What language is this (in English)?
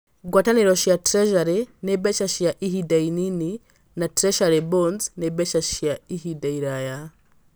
Kikuyu